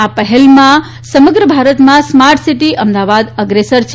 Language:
Gujarati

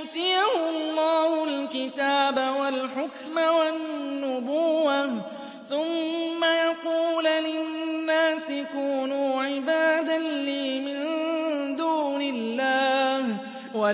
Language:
Arabic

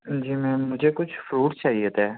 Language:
Urdu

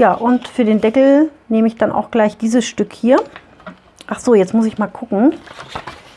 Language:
German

